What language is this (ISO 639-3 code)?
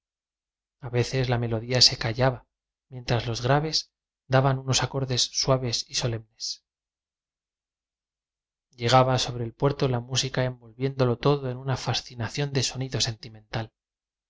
spa